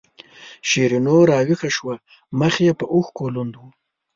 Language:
Pashto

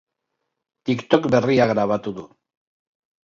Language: Basque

